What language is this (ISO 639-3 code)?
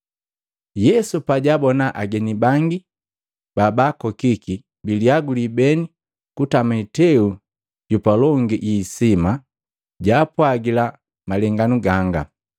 mgv